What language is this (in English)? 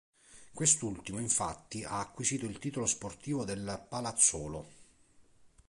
Italian